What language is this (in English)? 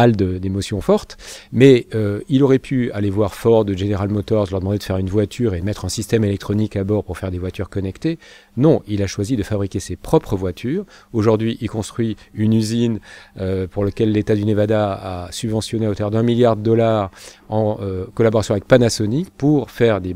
French